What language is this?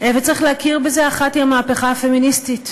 Hebrew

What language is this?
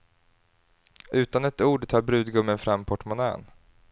Swedish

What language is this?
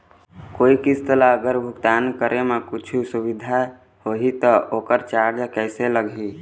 Chhattisgarhi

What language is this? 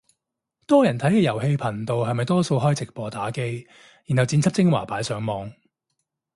Cantonese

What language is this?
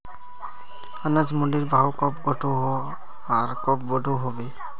Magahi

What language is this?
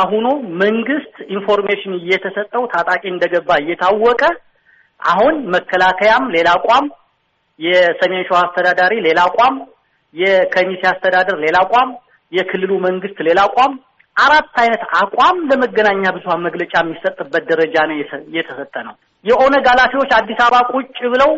Amharic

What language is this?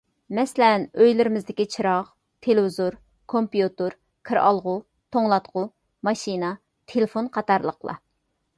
Uyghur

